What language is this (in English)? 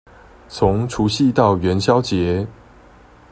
Chinese